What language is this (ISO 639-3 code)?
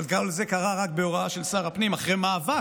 heb